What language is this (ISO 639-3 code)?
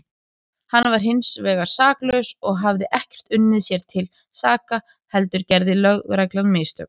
isl